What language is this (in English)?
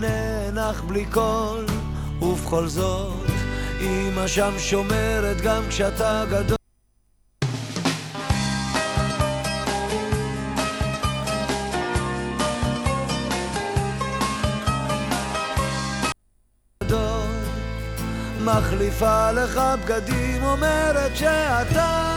Hebrew